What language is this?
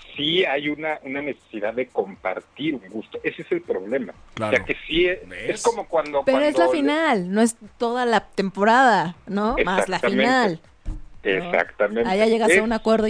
Spanish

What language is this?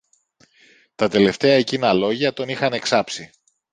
Greek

